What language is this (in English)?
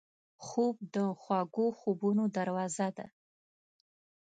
Pashto